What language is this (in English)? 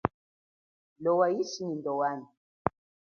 Chokwe